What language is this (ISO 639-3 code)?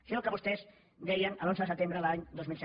cat